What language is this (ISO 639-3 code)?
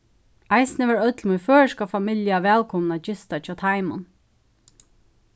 fao